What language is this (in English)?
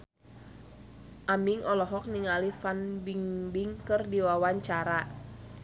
Sundanese